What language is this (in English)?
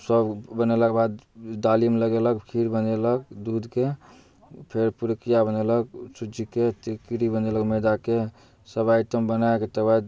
Maithili